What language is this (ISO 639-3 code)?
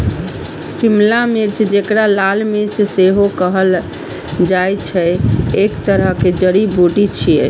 mai